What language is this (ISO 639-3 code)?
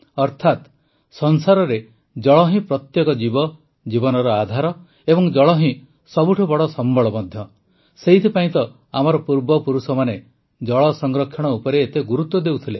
ori